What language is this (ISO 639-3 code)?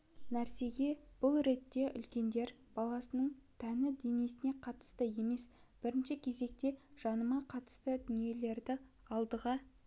kaz